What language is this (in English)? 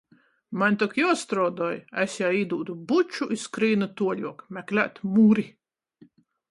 Latgalian